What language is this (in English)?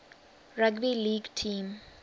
English